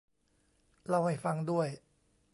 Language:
Thai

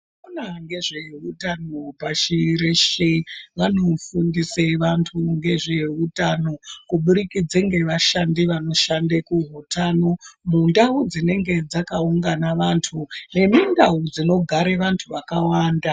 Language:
Ndau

